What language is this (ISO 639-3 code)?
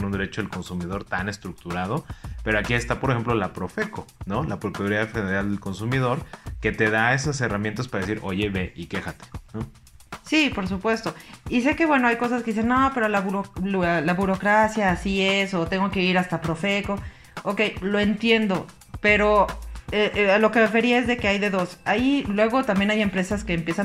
spa